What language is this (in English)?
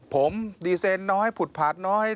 Thai